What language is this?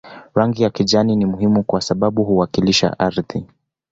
Swahili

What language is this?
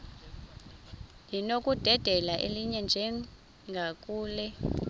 Xhosa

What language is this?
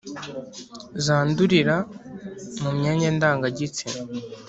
Kinyarwanda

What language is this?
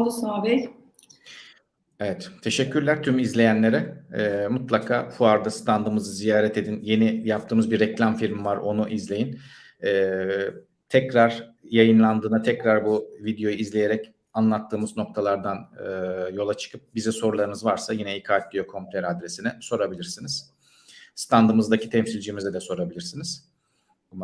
Turkish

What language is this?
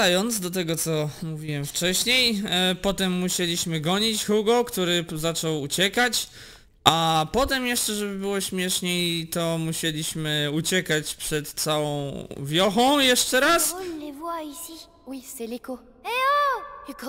Polish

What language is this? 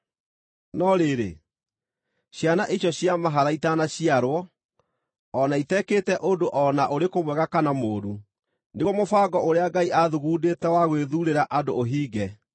Kikuyu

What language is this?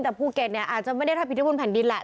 Thai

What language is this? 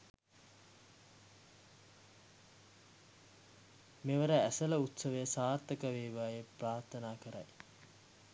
Sinhala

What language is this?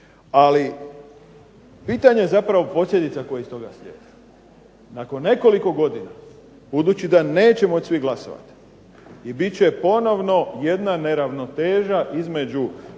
Croatian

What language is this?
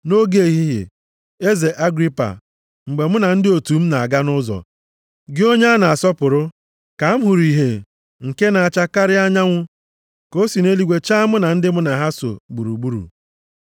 Igbo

